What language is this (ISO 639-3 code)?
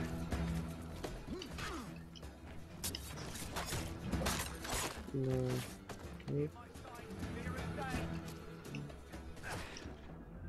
fra